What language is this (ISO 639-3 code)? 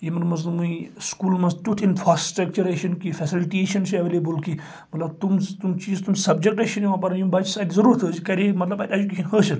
kas